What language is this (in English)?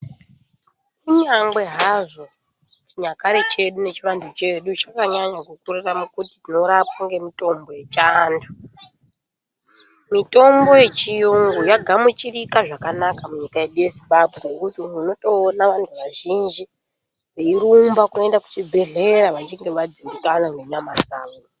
Ndau